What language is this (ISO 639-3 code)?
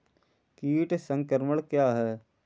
hin